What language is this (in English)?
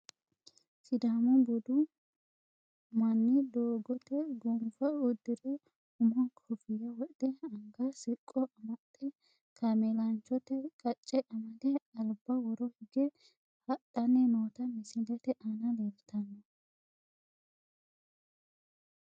Sidamo